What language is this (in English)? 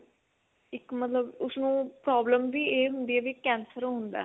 Punjabi